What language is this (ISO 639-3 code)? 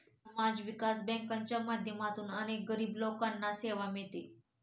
mar